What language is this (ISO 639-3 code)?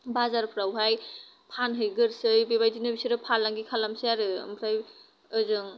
brx